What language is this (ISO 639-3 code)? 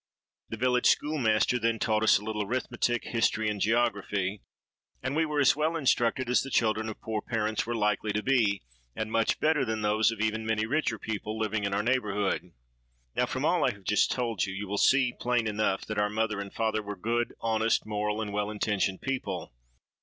eng